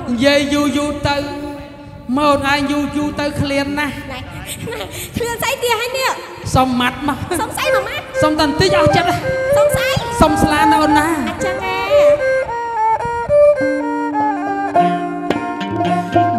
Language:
Indonesian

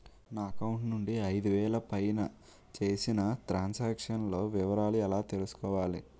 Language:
Telugu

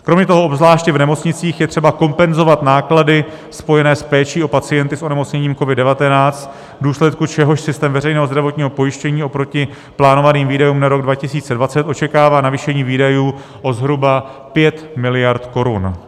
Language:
Czech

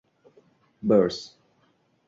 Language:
English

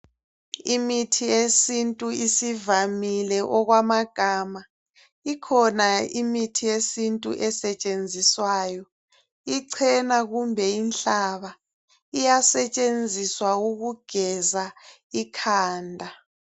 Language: North Ndebele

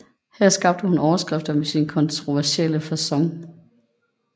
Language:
Danish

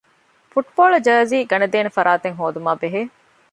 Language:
Divehi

